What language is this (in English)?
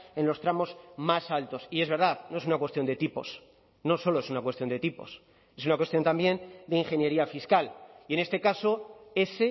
Spanish